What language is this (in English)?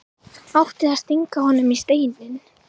Icelandic